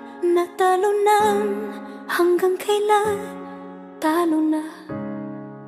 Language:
Thai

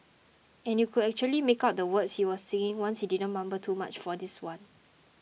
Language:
English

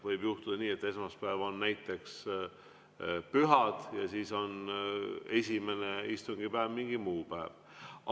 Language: Estonian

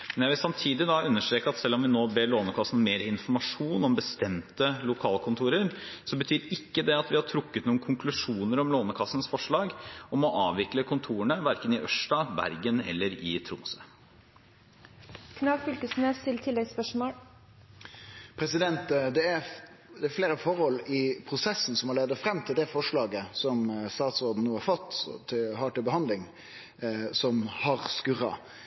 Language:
Norwegian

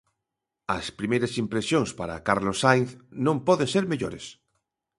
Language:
Galician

